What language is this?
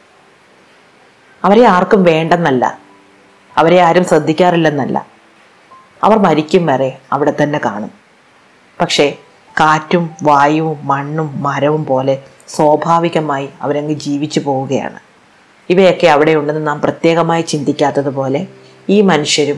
Malayalam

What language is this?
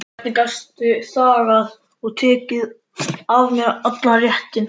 Icelandic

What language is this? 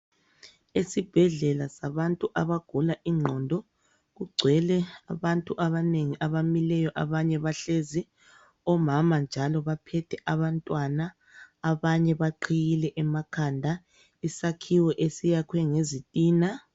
North Ndebele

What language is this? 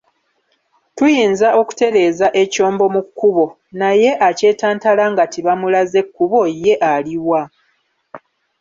Ganda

